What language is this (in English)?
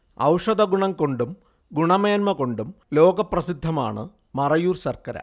Malayalam